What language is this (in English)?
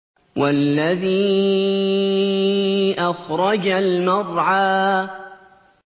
Arabic